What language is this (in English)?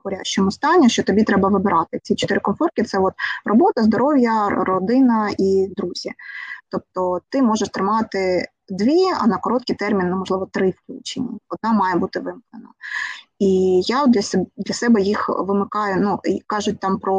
Ukrainian